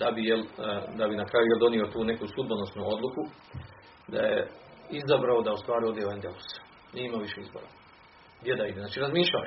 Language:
Croatian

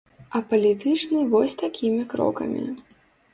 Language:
Belarusian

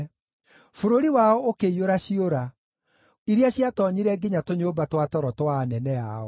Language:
Kikuyu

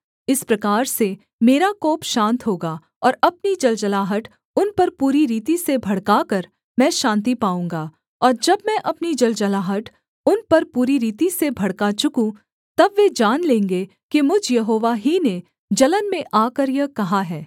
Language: Hindi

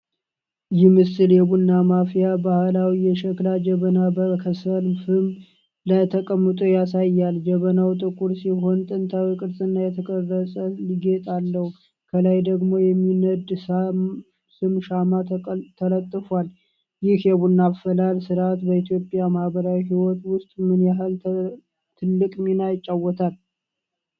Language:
Amharic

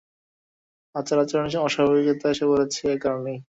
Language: Bangla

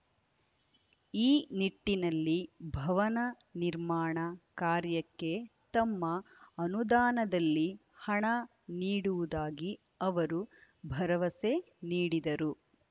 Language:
Kannada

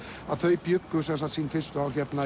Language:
Icelandic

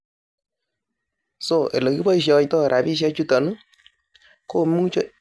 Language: Kalenjin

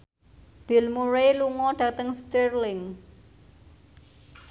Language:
Javanese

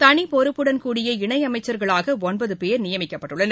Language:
Tamil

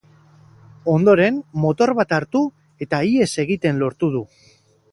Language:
Basque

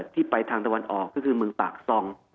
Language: Thai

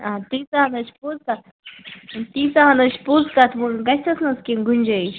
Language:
Kashmiri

